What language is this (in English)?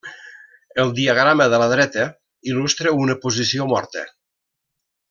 Catalan